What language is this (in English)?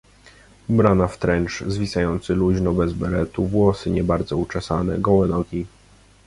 Polish